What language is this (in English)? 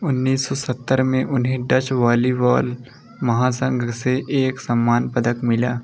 Hindi